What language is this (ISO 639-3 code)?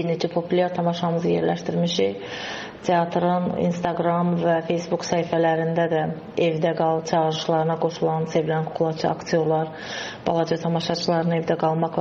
tur